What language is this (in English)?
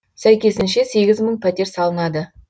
Kazakh